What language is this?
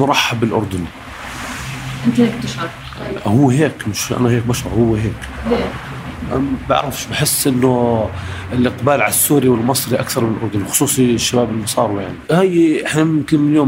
Arabic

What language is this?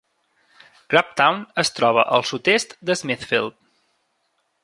Catalan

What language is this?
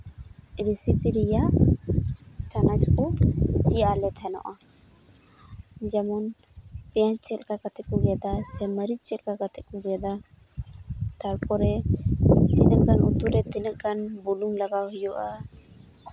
Santali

